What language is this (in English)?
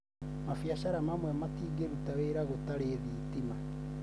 Kikuyu